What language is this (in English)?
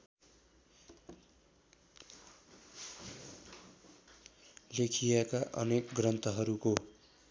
Nepali